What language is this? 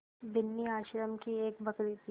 Hindi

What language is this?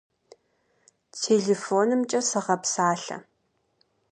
Kabardian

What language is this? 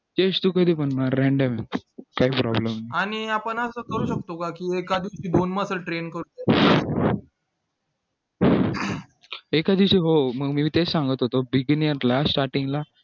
Marathi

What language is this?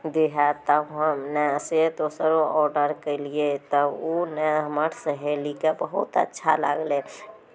Maithili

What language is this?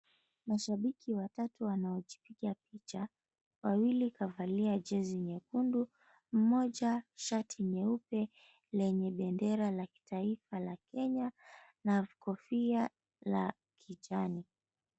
Swahili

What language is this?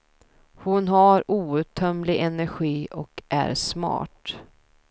Swedish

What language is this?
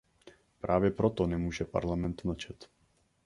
Czech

